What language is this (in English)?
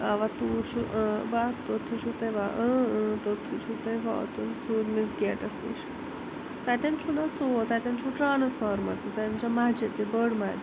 Kashmiri